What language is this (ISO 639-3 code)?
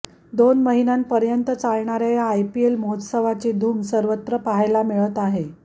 mar